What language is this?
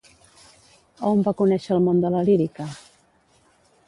Catalan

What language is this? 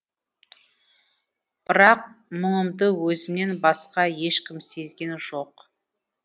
Kazakh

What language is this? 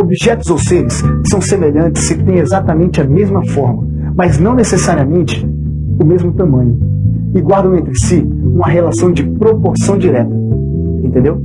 Portuguese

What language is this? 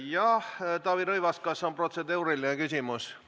Estonian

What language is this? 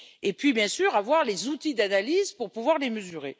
French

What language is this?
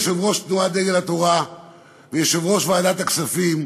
Hebrew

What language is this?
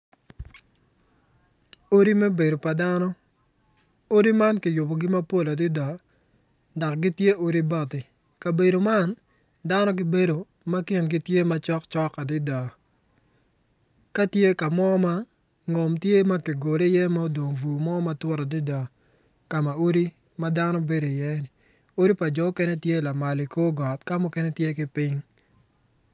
Acoli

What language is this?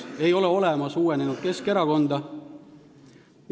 Estonian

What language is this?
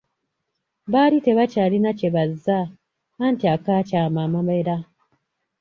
Ganda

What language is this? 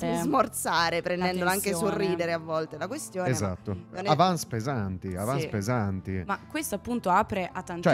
Italian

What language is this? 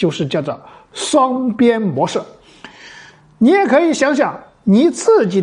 Chinese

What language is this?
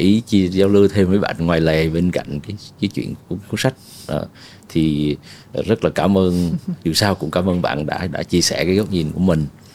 Vietnamese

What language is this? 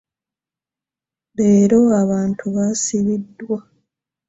Ganda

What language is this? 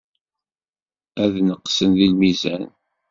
Kabyle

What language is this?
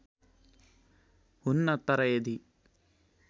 Nepali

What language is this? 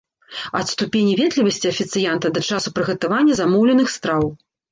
Belarusian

